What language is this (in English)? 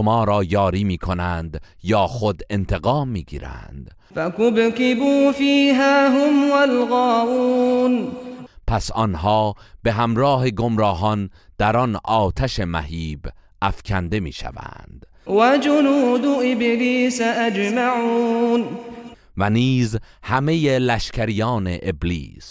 Persian